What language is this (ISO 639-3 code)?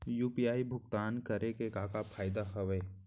hne